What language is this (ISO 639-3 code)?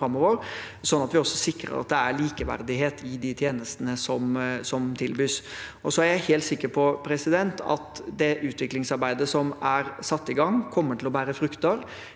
nor